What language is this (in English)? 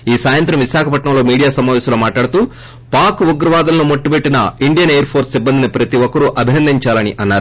Telugu